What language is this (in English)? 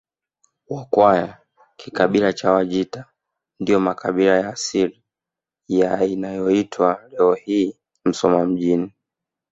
Swahili